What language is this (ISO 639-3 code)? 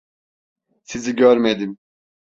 tur